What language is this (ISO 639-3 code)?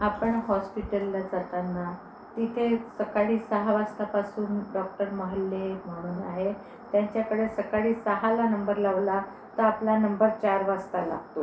mar